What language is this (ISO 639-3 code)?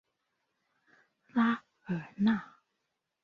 zho